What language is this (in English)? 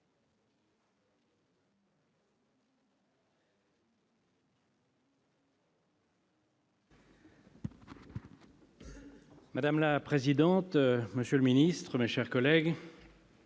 French